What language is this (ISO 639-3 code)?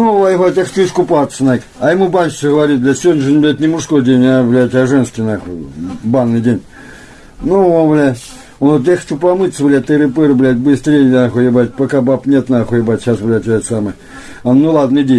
rus